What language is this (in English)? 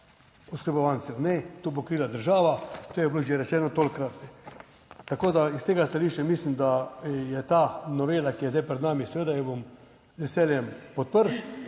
Slovenian